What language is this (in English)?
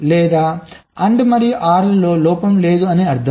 Telugu